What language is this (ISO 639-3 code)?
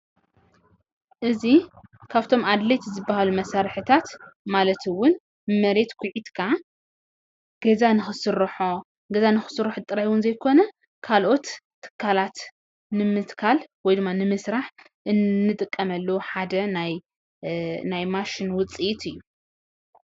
tir